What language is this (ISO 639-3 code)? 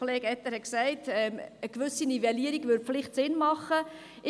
gsw